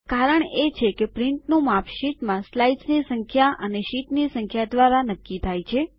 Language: Gujarati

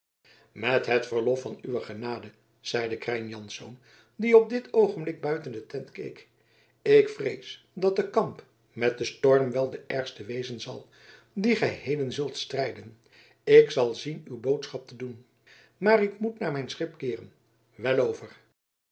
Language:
Dutch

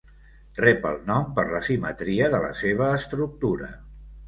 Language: Catalan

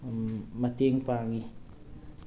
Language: Manipuri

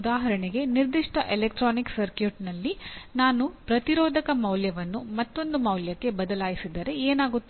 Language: Kannada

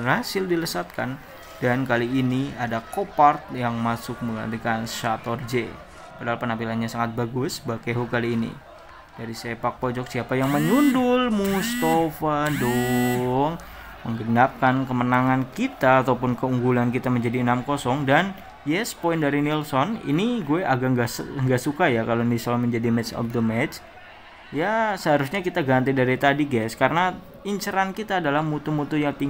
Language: Indonesian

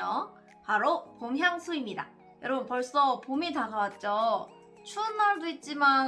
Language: Korean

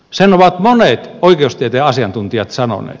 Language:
Finnish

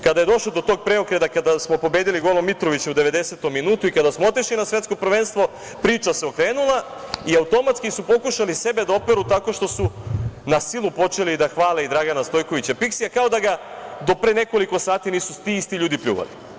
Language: Serbian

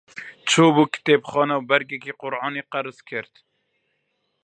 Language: Central Kurdish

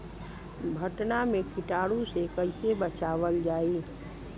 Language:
Bhojpuri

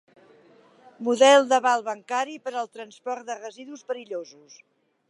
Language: Catalan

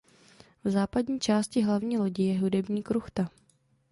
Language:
Czech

